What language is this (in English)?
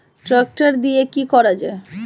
Bangla